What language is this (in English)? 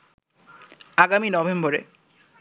Bangla